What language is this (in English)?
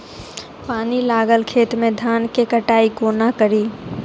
Maithili